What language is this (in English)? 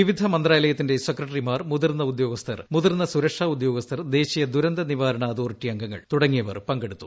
Malayalam